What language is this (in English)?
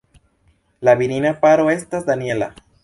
Esperanto